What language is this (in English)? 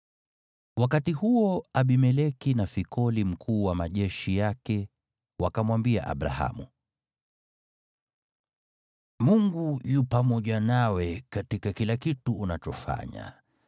Swahili